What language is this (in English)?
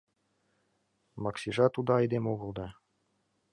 Mari